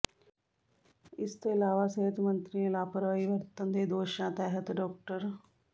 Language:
Punjabi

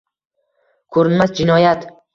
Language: Uzbek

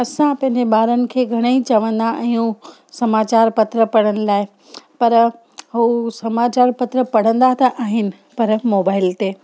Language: Sindhi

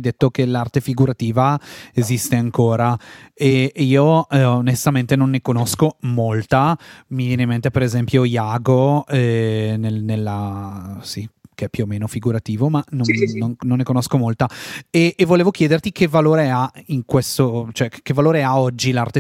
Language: Italian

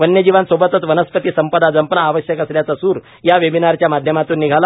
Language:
Marathi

